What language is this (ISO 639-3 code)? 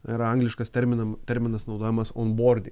lit